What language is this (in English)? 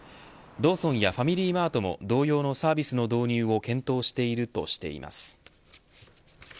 Japanese